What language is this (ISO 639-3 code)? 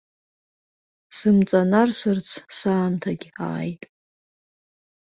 abk